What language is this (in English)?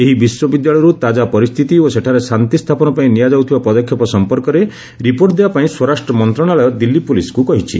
Odia